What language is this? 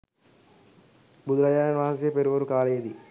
Sinhala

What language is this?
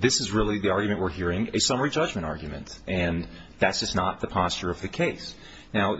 English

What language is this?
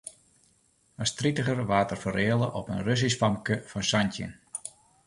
Western Frisian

